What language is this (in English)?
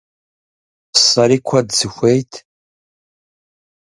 Kabardian